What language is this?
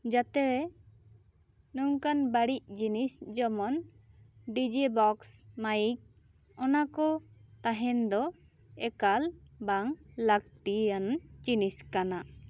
Santali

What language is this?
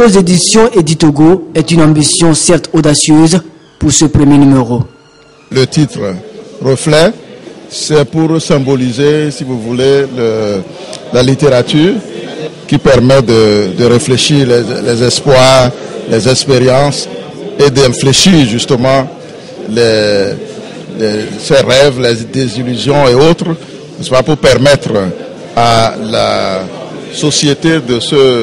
French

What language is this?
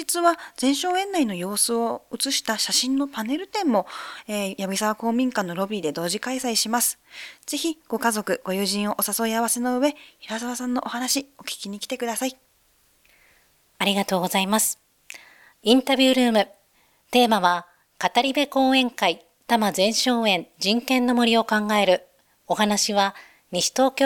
Japanese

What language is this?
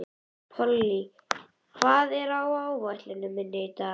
Icelandic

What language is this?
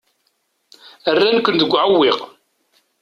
Kabyle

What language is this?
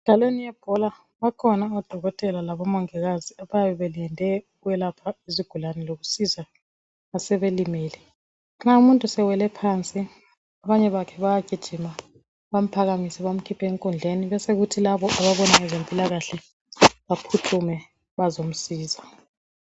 North Ndebele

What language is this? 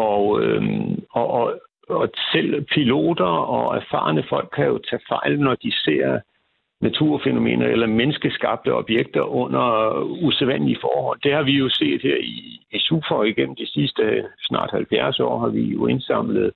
Danish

